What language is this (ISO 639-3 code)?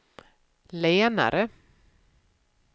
swe